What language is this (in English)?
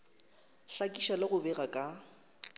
Northern Sotho